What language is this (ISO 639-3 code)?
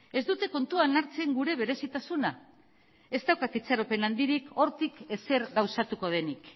eus